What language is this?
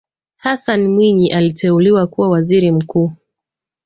Swahili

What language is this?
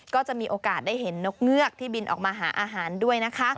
Thai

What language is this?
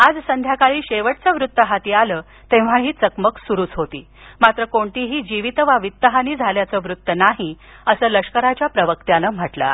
Marathi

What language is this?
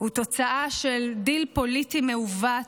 Hebrew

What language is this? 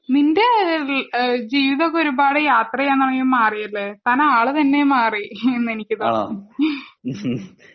Malayalam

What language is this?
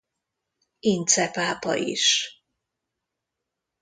Hungarian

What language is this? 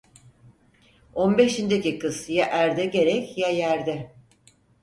Turkish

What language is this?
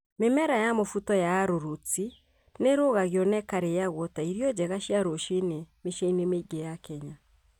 Kikuyu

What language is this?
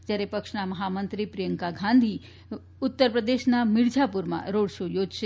Gujarati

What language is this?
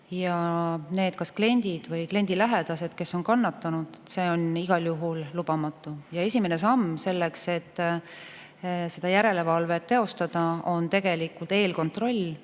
Estonian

